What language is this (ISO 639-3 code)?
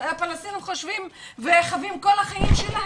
heb